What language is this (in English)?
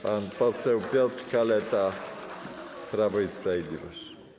Polish